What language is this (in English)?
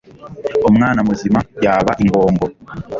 Kinyarwanda